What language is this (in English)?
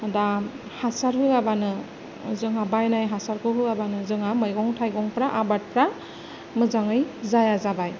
Bodo